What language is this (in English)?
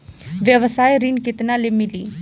Bhojpuri